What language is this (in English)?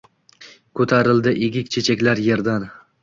Uzbek